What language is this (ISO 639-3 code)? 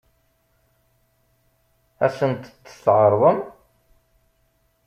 kab